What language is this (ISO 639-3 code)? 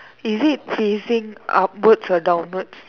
eng